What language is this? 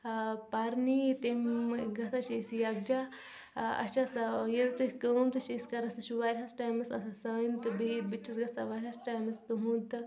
Kashmiri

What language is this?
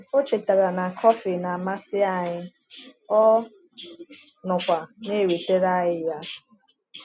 Igbo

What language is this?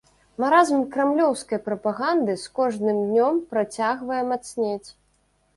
Belarusian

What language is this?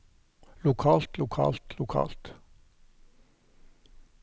Norwegian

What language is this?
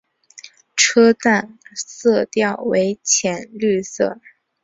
Chinese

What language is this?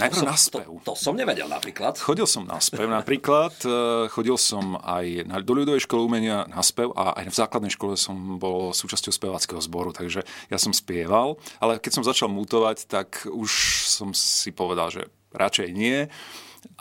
Slovak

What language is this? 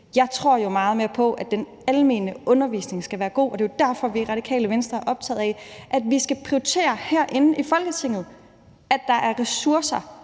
Danish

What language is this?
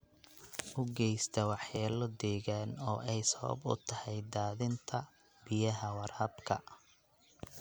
Somali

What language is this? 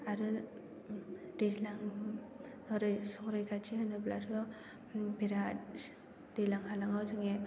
Bodo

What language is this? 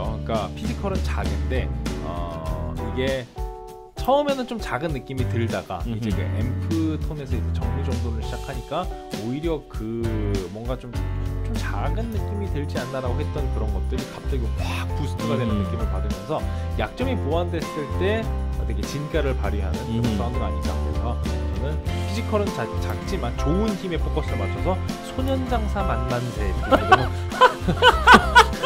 Korean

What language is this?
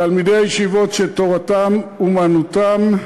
Hebrew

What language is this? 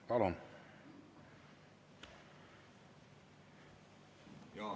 Estonian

